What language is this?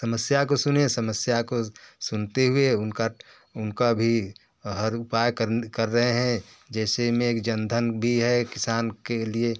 Hindi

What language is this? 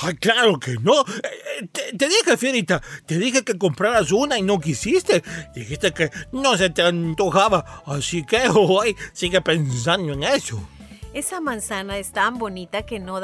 Spanish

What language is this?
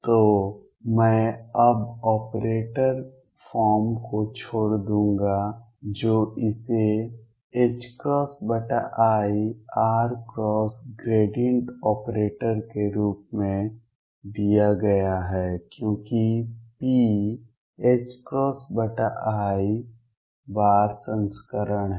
Hindi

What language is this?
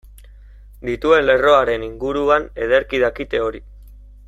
Basque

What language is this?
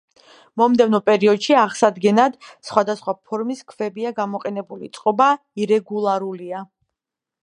Georgian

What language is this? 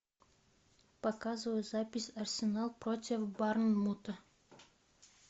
Russian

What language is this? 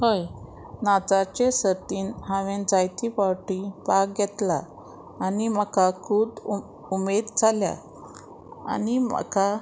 Konkani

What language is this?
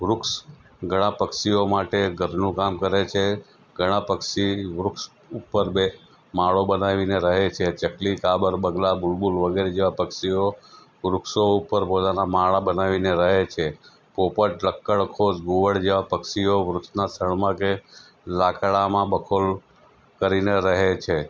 Gujarati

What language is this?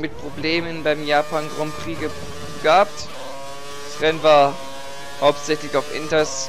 German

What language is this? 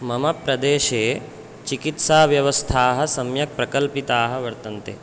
Sanskrit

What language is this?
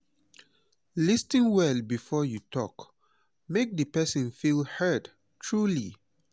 Nigerian Pidgin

